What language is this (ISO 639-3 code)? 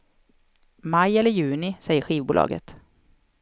swe